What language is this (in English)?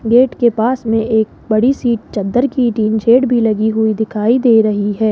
Hindi